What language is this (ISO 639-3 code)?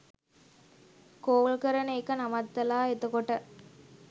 sin